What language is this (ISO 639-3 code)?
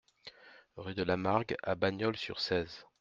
fra